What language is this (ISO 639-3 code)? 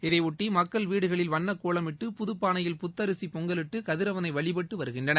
tam